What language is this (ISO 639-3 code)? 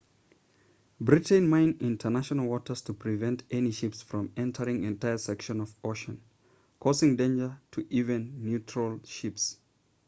eng